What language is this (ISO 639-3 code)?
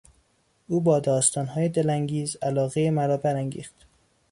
fas